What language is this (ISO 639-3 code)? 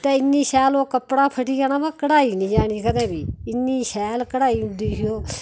doi